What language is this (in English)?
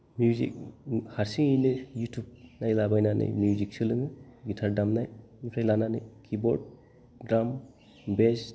Bodo